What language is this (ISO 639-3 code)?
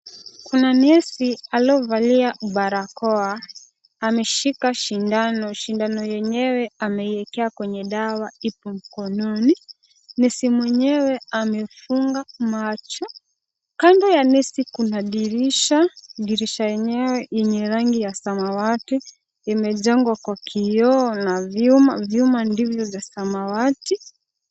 swa